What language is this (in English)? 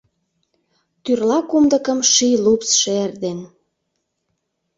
Mari